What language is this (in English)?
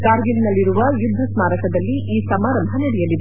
Kannada